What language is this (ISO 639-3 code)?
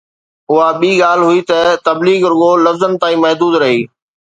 snd